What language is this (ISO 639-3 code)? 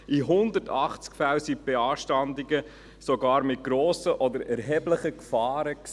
gsw